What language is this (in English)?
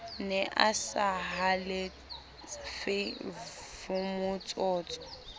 Southern Sotho